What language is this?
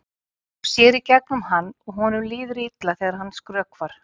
Icelandic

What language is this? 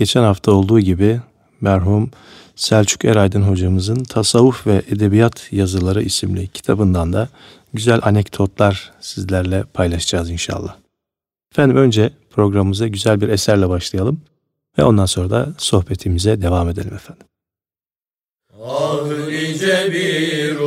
Turkish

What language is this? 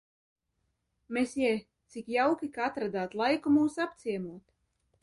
Latvian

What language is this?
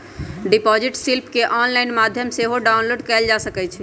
Magahi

